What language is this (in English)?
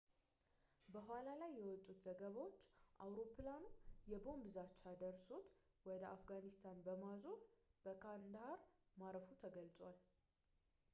Amharic